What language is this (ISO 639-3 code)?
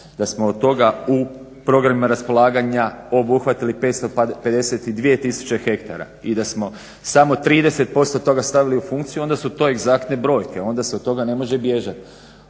hrv